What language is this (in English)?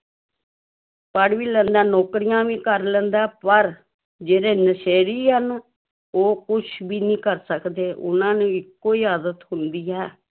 Punjabi